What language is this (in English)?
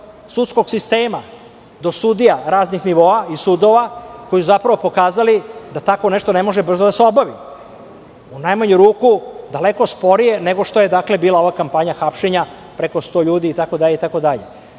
Serbian